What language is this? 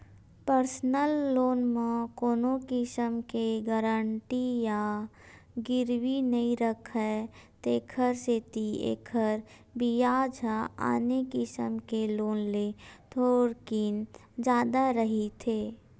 Chhattisgarhi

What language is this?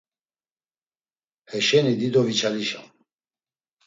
Laz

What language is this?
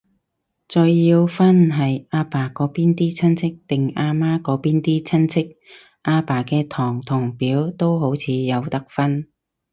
Cantonese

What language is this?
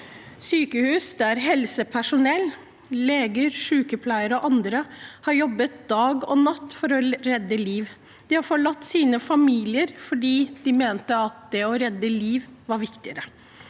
Norwegian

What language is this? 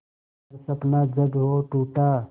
Hindi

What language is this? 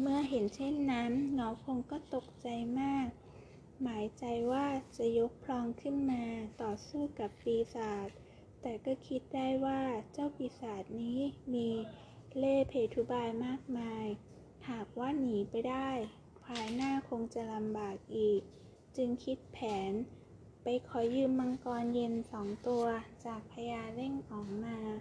Thai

